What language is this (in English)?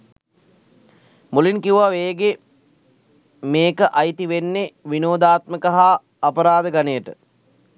Sinhala